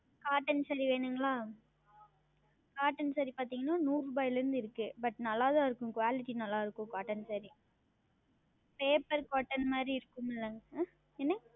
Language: Tamil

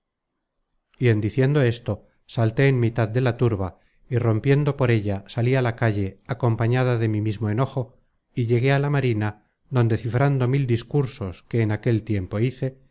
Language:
Spanish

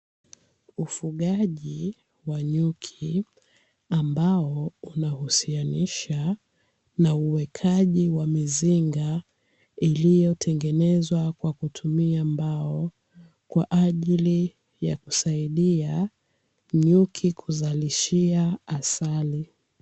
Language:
Swahili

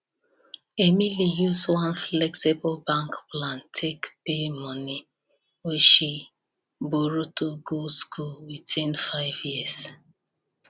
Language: Nigerian Pidgin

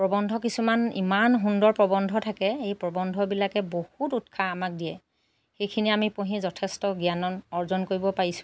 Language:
Assamese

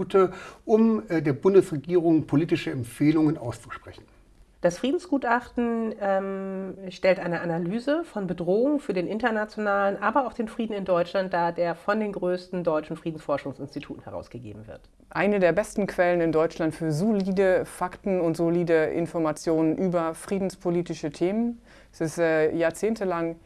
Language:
German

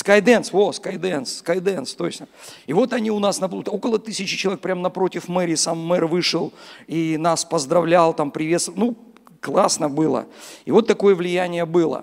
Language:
Russian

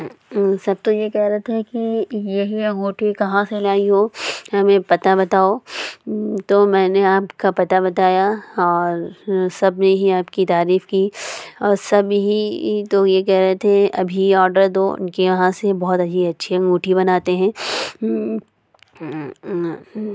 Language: Urdu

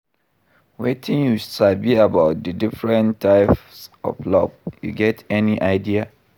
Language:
Nigerian Pidgin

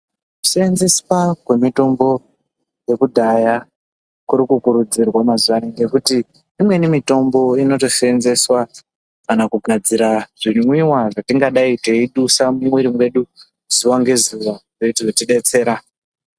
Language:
Ndau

